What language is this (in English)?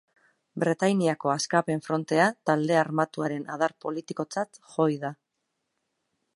Basque